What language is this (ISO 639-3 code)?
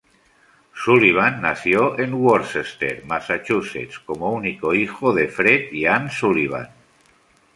spa